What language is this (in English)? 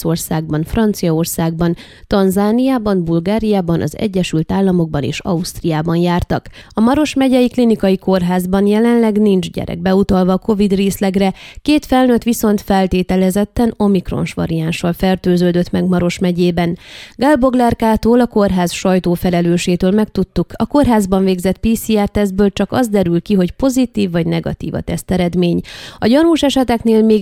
Hungarian